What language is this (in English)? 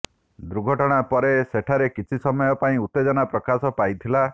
Odia